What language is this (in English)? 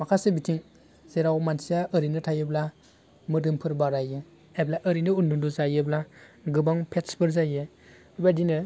Bodo